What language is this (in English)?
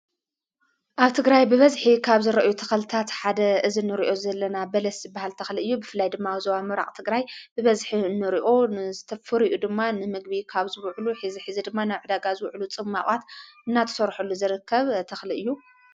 Tigrinya